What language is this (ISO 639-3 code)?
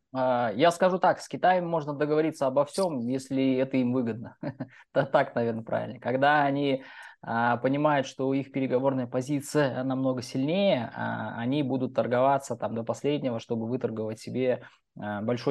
rus